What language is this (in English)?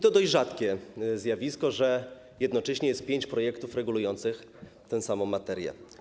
Polish